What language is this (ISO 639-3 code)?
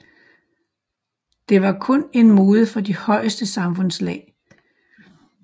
dan